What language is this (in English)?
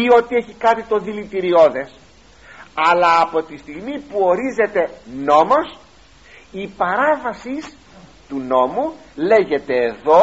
Greek